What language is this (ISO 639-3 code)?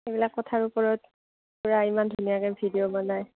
asm